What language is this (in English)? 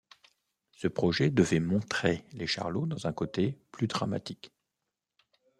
French